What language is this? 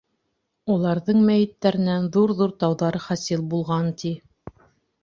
Bashkir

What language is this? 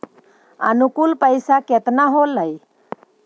Magahi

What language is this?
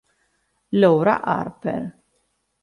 Italian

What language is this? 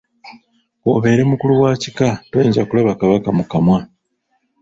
Ganda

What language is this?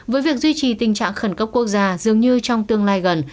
Vietnamese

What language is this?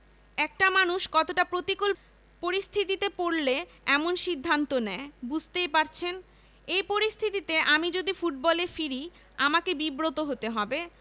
Bangla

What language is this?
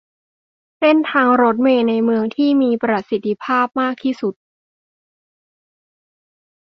Thai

